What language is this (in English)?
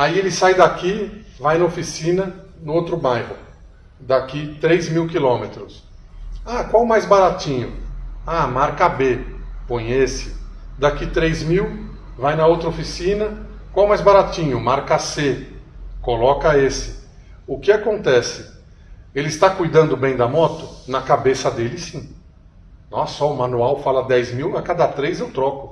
Portuguese